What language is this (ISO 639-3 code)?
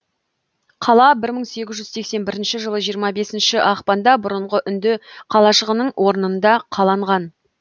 kaz